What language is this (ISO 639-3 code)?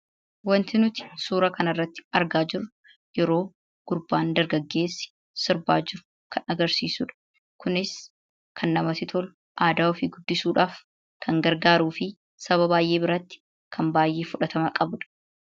orm